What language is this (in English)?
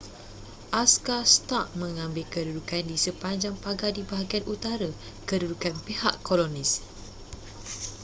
Malay